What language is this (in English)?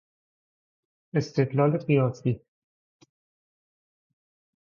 Persian